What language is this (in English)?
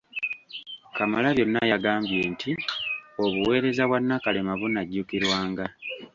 Ganda